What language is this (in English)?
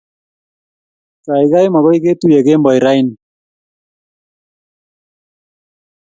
Kalenjin